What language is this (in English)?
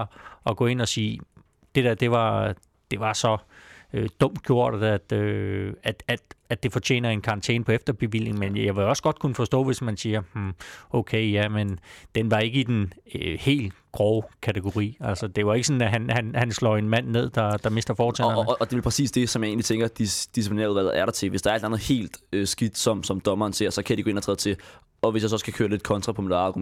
Danish